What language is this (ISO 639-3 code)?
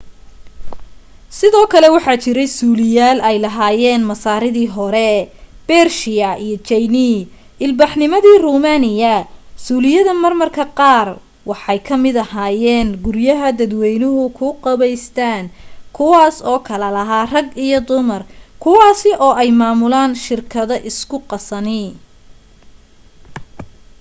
som